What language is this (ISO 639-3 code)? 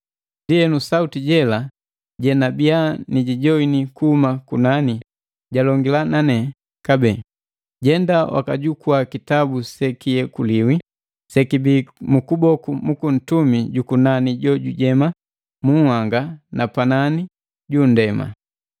mgv